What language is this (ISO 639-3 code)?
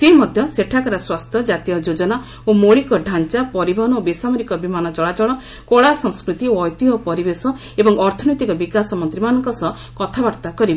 ori